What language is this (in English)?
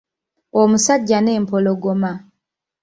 Ganda